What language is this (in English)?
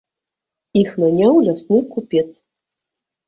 Belarusian